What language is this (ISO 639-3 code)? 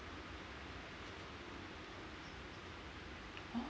eng